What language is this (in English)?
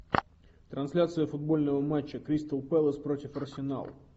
Russian